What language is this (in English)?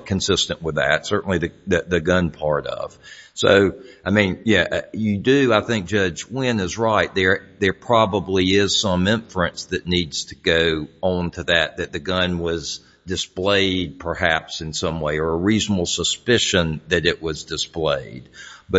English